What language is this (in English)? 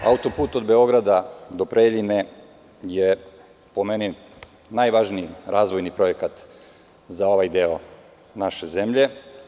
Serbian